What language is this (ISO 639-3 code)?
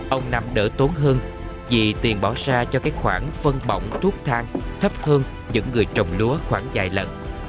vie